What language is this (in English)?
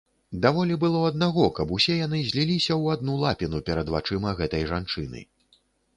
Belarusian